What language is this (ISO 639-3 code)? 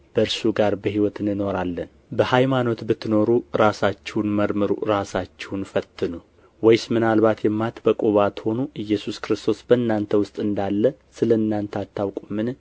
amh